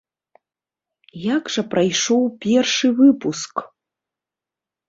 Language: Belarusian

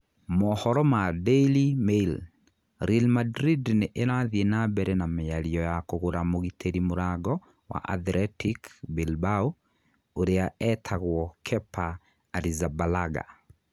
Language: Kikuyu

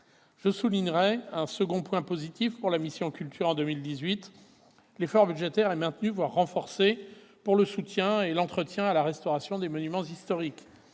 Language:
French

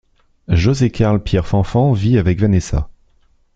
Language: French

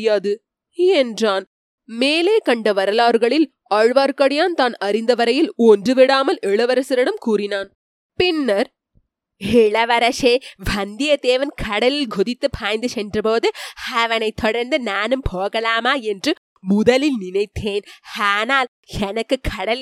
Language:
Tamil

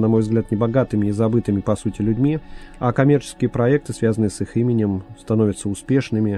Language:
Russian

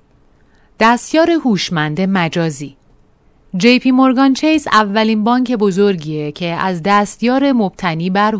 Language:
Persian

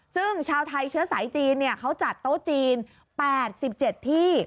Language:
Thai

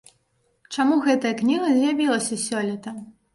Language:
Belarusian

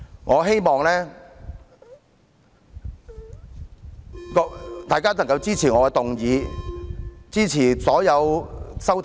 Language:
Cantonese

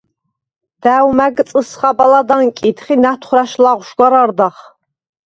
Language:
Svan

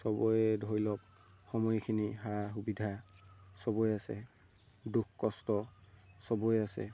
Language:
Assamese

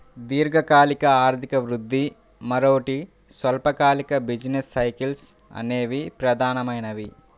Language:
Telugu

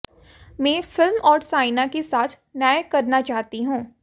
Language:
Hindi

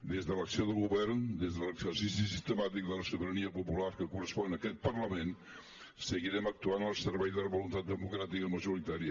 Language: Catalan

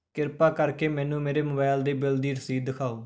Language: Punjabi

